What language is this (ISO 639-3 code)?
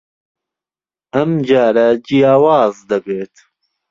ckb